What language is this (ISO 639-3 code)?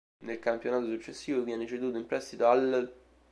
ita